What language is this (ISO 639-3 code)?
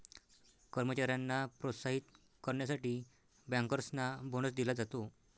mar